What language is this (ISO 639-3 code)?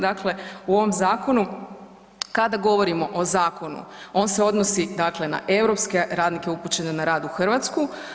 hrv